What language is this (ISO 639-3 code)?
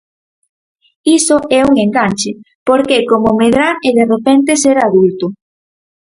glg